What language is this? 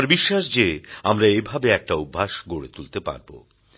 Bangla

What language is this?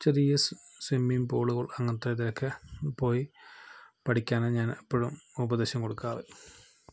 Malayalam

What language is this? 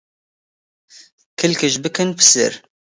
Central Kurdish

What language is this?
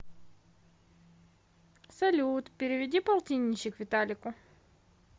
Russian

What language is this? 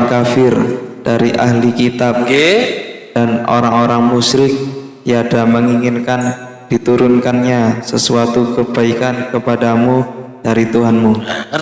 Indonesian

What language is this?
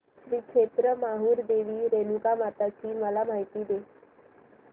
Marathi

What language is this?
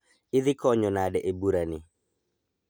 Luo (Kenya and Tanzania)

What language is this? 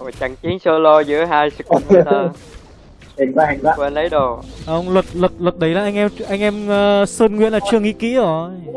Vietnamese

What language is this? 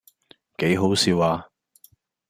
Cantonese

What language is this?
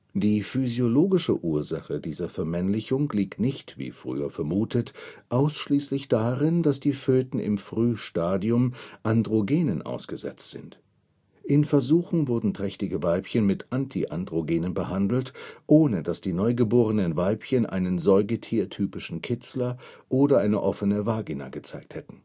German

